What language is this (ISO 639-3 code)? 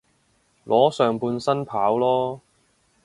yue